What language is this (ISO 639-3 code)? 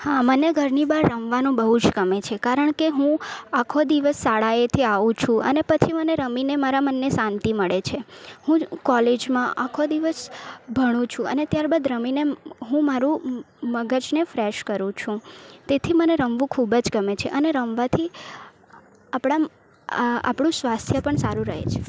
guj